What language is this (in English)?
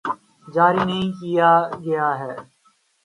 Urdu